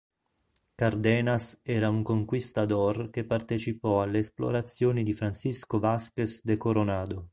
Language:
Italian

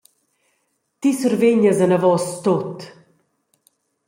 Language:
Romansh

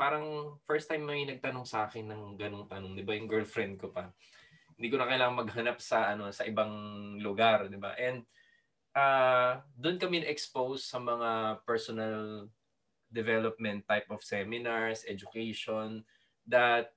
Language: Filipino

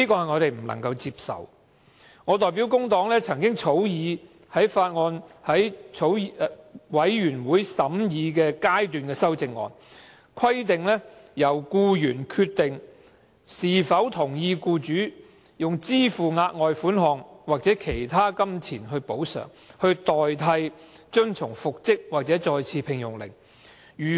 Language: Cantonese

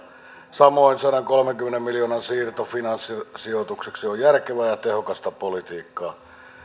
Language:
Finnish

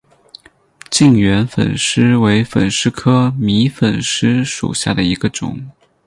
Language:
Chinese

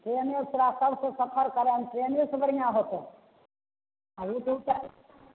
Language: Maithili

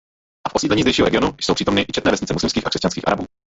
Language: Czech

